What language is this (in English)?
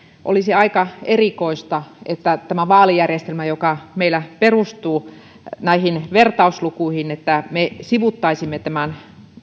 Finnish